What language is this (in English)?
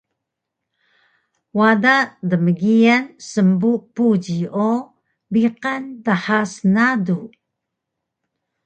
Taroko